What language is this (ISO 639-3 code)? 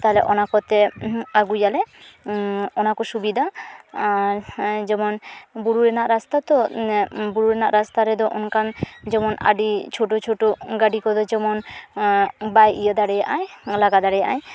sat